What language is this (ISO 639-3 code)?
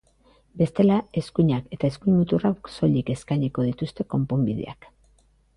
eus